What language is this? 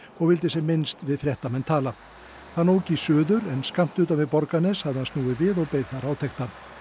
Icelandic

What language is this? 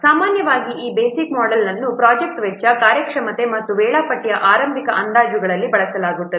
Kannada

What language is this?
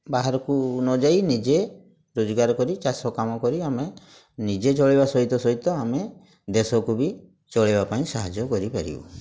Odia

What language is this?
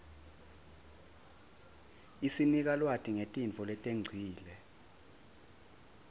Swati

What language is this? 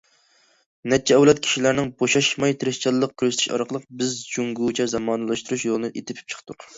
Uyghur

